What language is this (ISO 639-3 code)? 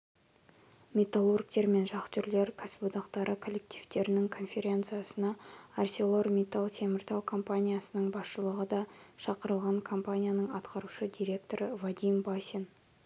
kaz